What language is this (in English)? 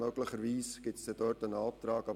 Swiss German